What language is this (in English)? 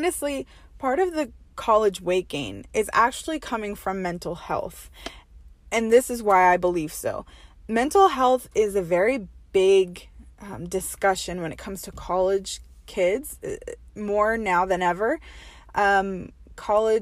English